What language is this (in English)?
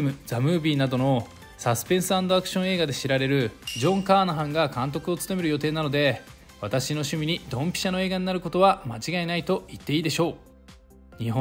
Japanese